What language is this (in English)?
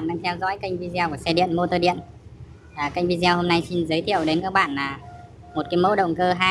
Vietnamese